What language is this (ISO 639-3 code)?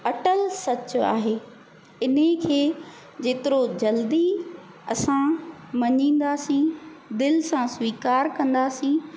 snd